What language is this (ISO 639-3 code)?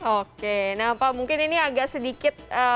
ind